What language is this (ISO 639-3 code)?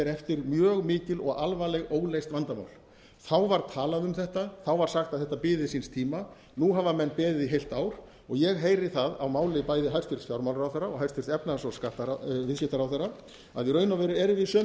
isl